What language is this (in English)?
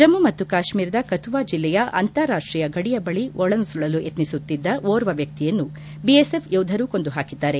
Kannada